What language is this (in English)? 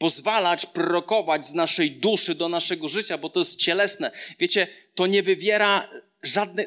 Polish